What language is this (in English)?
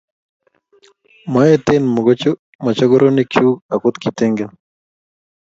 Kalenjin